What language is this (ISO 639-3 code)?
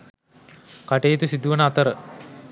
sin